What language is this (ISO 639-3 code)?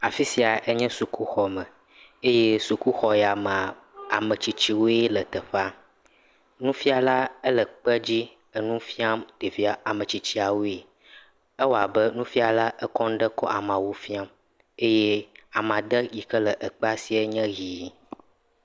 ewe